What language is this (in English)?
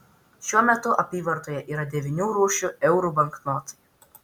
Lithuanian